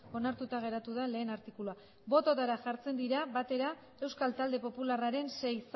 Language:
Basque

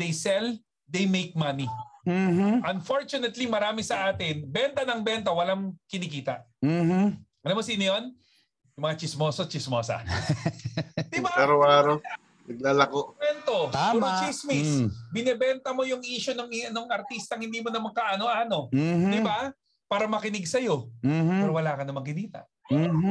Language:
Filipino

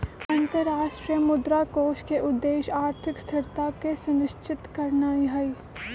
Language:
Magahi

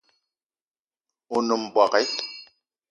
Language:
Eton (Cameroon)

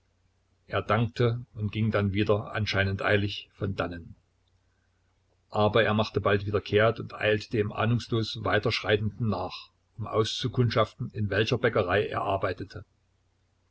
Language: German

